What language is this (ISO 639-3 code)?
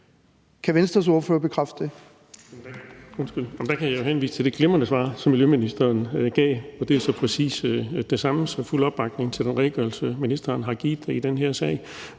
dan